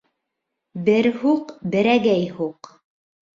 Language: Bashkir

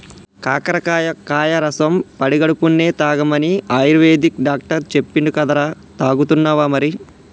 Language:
Telugu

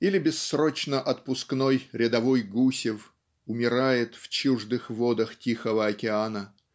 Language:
Russian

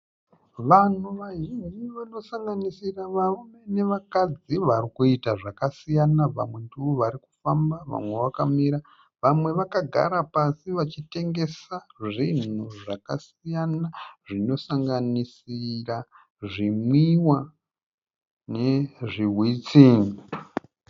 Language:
Shona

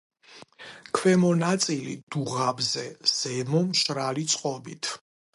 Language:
Georgian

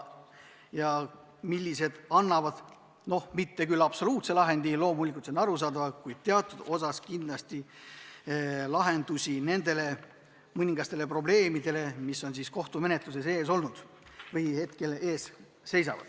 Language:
Estonian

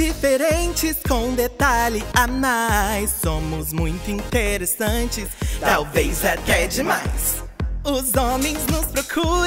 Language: Portuguese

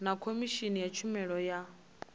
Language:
Venda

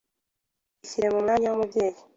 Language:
Kinyarwanda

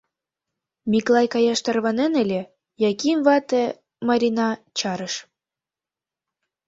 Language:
Mari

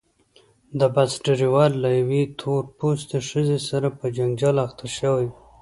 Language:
Pashto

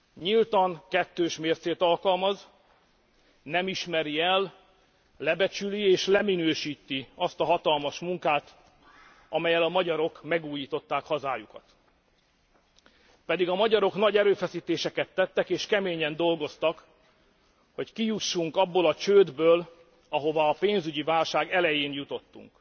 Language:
Hungarian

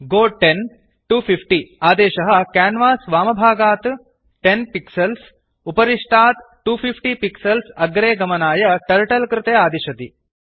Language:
Sanskrit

